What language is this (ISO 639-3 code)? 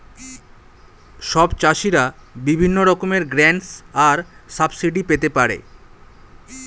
ben